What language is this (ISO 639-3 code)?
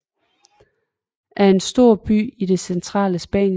dan